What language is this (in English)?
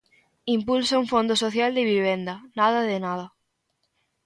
Galician